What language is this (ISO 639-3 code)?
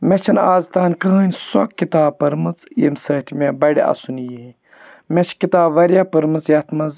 kas